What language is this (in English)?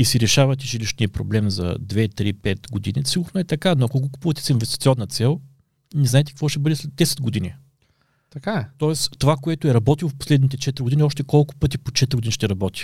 Bulgarian